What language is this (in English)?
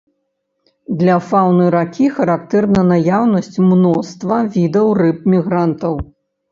Belarusian